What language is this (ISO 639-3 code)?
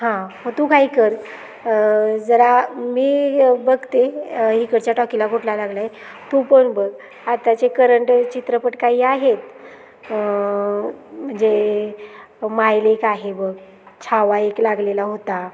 mar